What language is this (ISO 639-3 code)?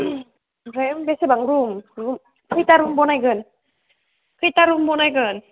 brx